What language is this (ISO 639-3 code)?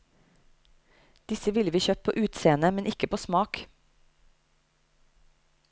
nor